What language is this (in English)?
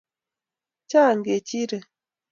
Kalenjin